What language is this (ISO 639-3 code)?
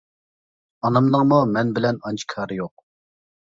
uig